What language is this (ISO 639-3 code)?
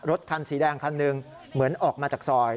tha